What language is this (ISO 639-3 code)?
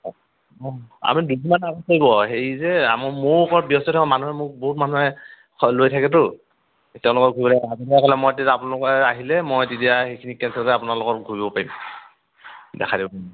asm